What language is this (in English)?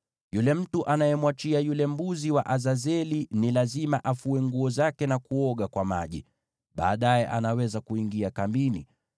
Swahili